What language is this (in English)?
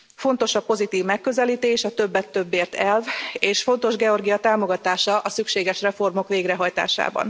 Hungarian